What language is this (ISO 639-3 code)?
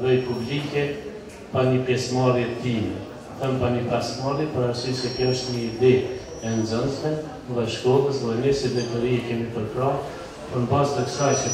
ron